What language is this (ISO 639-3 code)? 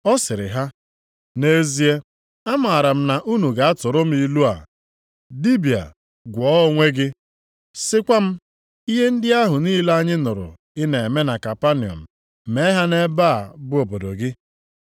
ibo